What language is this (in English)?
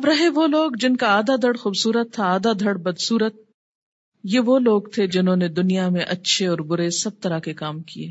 Urdu